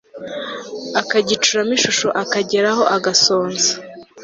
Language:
Kinyarwanda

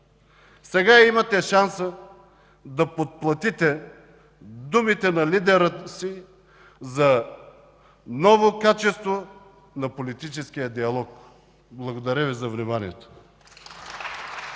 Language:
Bulgarian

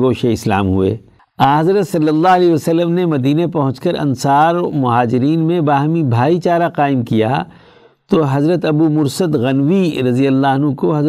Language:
Urdu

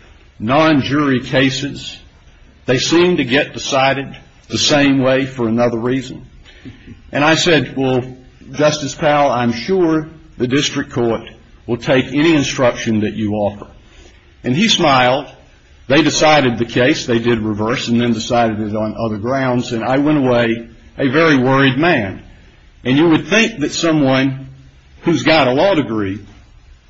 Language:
English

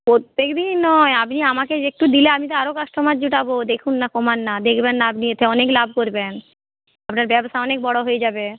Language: Bangla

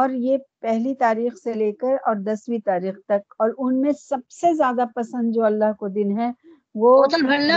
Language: Urdu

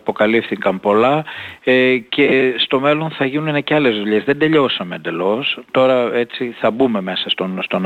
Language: Greek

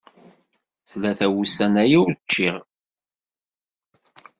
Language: Kabyle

